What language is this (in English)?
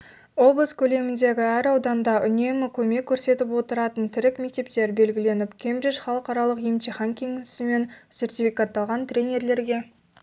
Kazakh